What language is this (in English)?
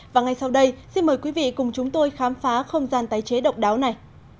Vietnamese